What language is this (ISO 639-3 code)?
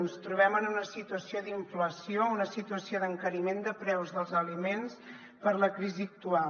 cat